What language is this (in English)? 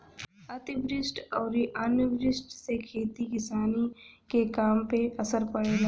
Bhojpuri